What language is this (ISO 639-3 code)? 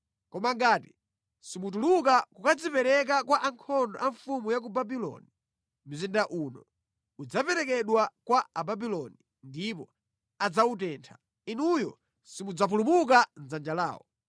nya